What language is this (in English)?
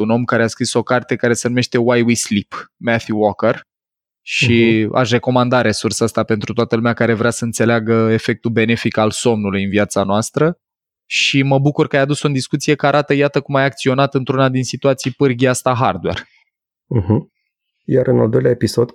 Romanian